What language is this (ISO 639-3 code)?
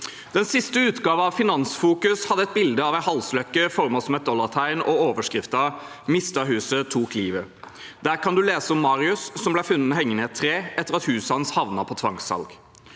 nor